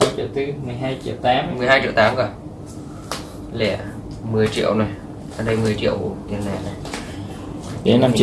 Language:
Vietnamese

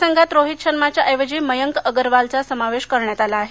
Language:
Marathi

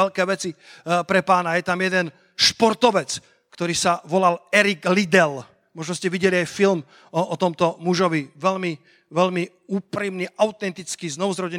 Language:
Slovak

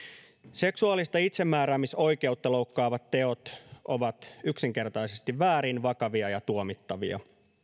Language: Finnish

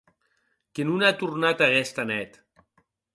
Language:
Occitan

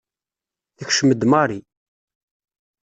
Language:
Kabyle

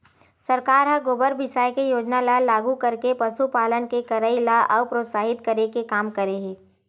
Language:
Chhattisgarhi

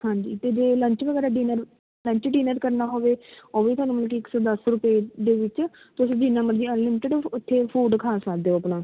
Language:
Punjabi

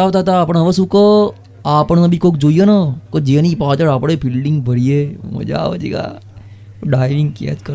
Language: Gujarati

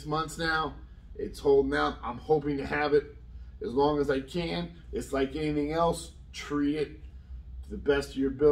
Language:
English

